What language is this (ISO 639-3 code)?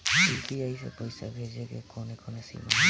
bho